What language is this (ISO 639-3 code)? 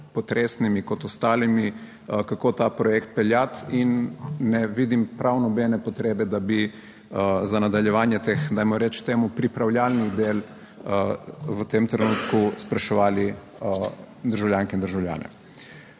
slv